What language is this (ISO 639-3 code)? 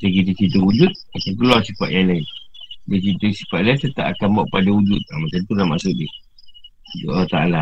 msa